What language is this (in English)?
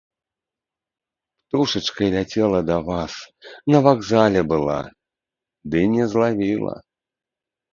Belarusian